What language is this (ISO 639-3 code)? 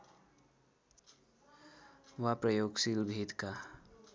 nep